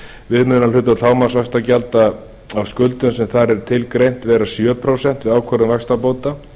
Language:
Icelandic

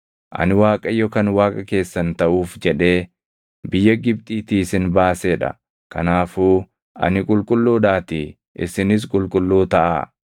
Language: Oromo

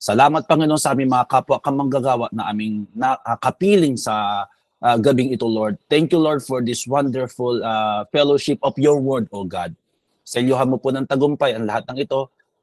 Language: Filipino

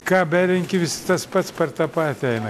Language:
Lithuanian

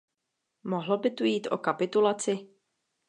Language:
Czech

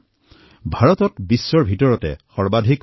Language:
Assamese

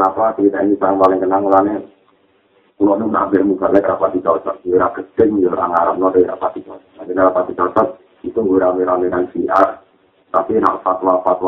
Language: Malay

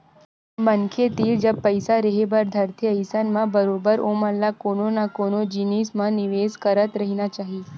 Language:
Chhattisgarhi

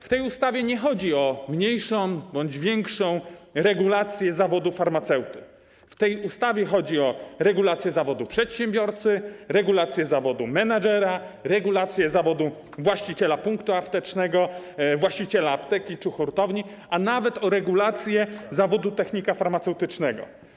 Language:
Polish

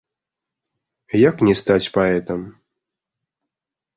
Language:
Belarusian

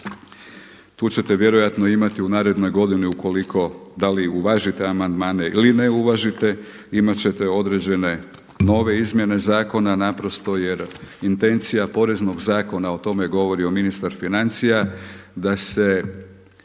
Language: Croatian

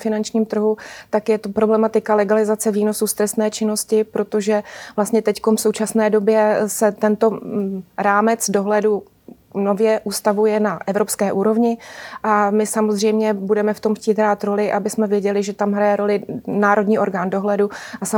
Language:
Czech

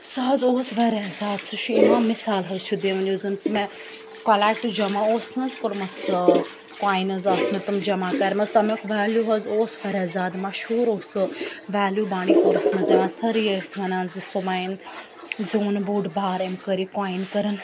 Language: Kashmiri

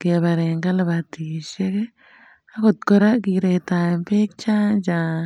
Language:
Kalenjin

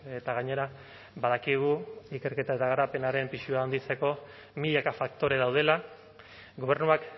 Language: Basque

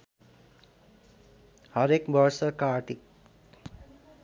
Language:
Nepali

